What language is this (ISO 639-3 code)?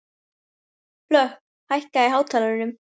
isl